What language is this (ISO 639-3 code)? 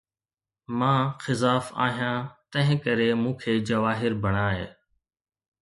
snd